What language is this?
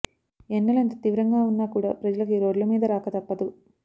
Telugu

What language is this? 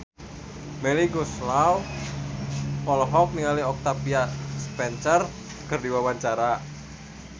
Sundanese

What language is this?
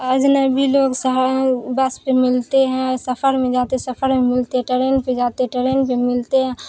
Urdu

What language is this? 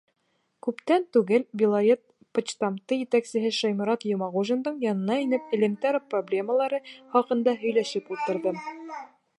Bashkir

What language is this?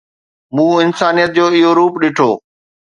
Sindhi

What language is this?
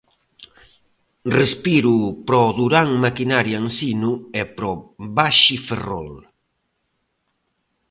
Galician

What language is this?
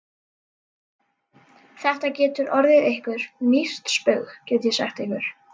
Icelandic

